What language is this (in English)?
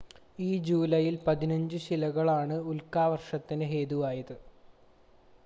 Malayalam